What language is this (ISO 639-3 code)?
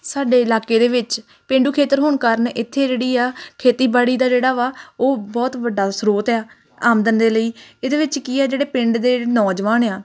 pan